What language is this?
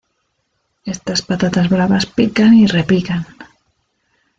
Spanish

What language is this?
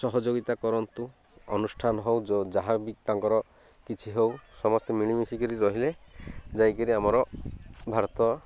Odia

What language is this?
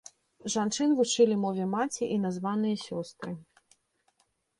Belarusian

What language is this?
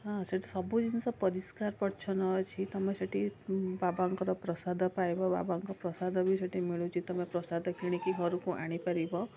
Odia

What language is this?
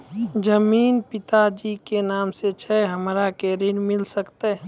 Maithili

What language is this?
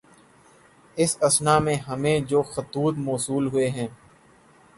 Urdu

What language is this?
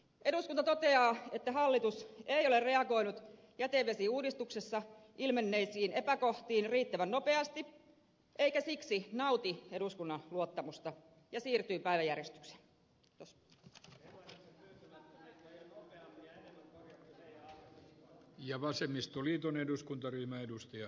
Finnish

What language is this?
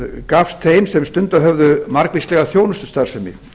Icelandic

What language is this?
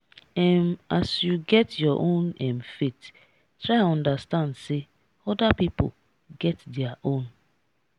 Nigerian Pidgin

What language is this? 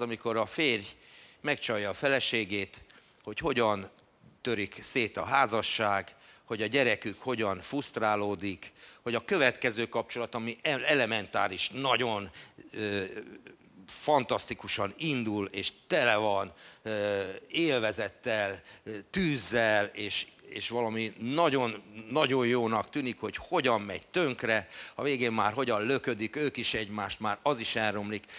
Hungarian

